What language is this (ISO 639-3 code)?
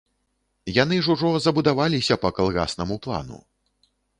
bel